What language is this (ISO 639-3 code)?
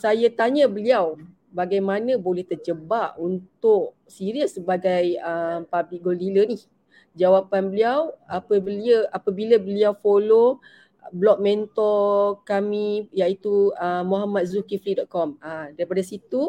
msa